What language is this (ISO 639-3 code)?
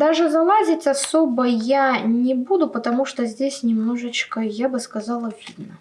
rus